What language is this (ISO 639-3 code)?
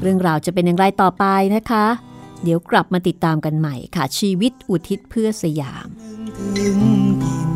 tha